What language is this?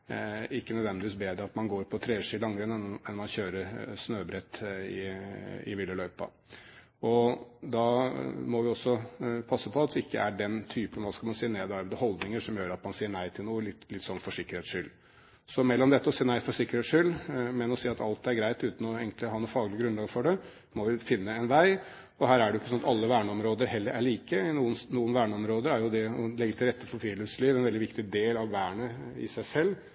Norwegian Bokmål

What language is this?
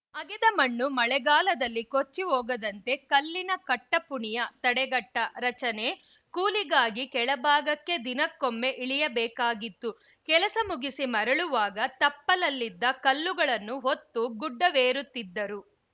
Kannada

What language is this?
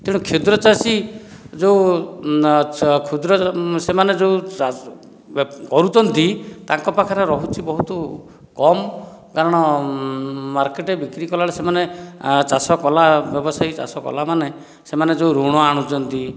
Odia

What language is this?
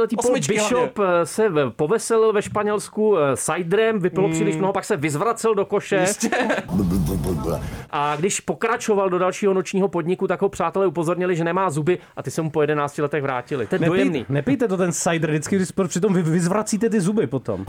Czech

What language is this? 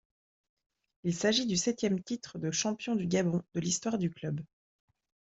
French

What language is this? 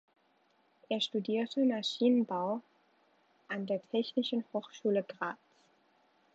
German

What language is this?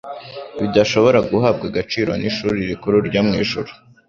Kinyarwanda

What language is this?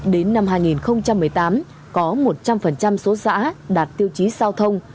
Vietnamese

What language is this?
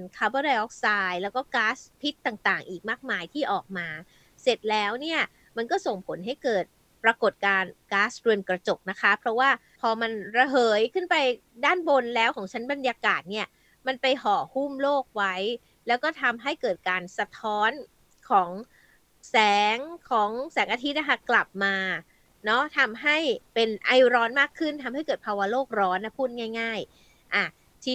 Thai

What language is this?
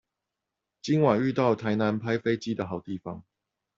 Chinese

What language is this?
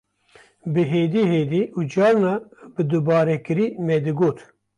Kurdish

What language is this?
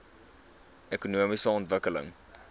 Afrikaans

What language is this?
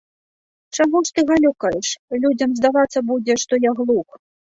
Belarusian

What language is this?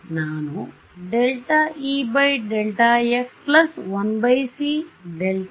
Kannada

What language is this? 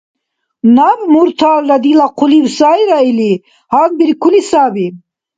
Dargwa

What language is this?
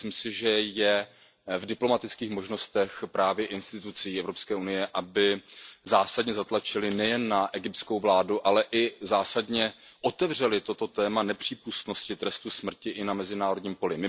Czech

